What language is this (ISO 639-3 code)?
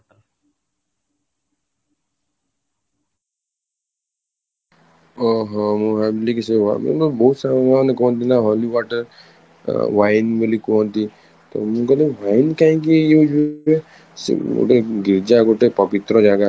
ori